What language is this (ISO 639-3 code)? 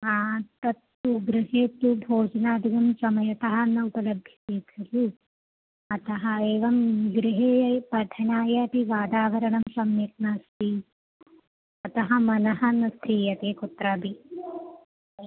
san